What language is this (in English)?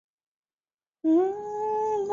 Chinese